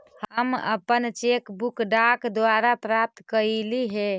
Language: Magahi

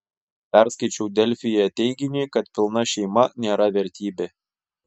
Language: Lithuanian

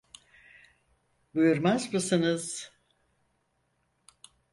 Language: Turkish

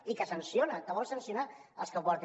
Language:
Catalan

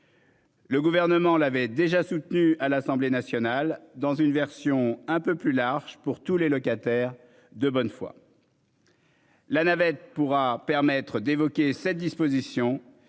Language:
French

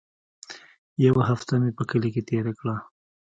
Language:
Pashto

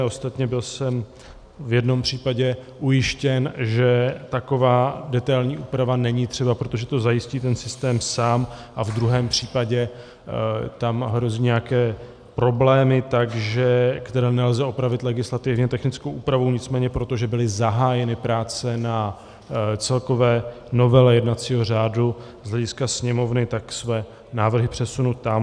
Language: Czech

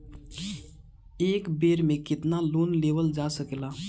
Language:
Bhojpuri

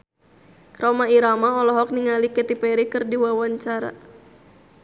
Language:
Sundanese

